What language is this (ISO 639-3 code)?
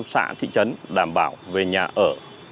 vie